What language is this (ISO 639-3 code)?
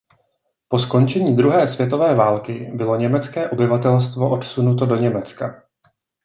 ces